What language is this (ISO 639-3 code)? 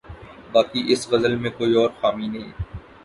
urd